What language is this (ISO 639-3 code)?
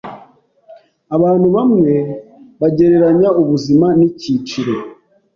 kin